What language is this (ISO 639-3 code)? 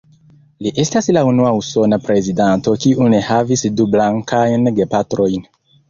epo